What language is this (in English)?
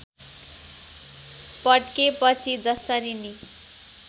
Nepali